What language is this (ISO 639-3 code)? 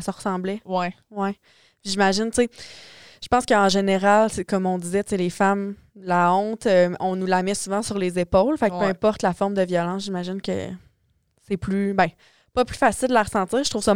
fra